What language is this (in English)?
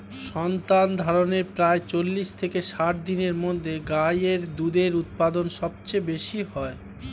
Bangla